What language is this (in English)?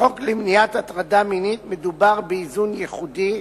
Hebrew